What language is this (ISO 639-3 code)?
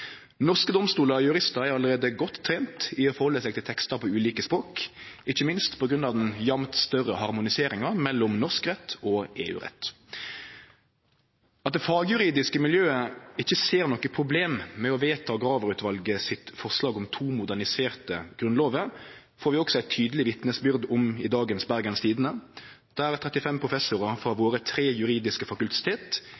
nno